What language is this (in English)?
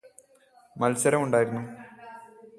Malayalam